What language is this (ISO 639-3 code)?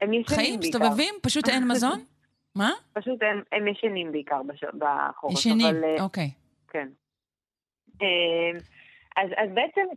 heb